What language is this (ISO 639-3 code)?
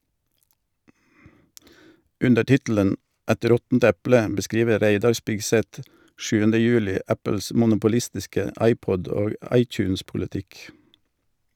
nor